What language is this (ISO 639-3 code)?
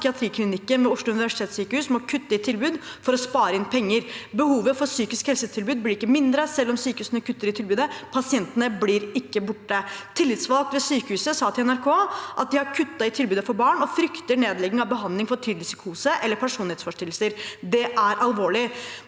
nor